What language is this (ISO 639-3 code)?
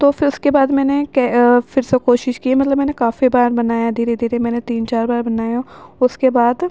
urd